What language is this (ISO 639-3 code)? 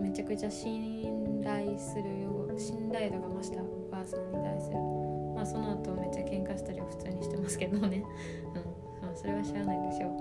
jpn